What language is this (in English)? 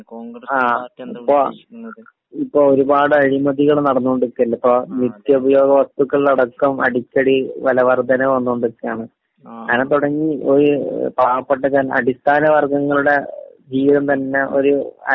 Malayalam